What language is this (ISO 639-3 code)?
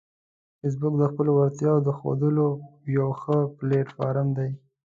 pus